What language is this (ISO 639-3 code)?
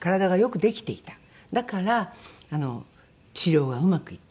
jpn